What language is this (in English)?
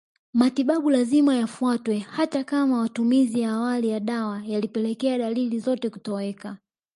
Swahili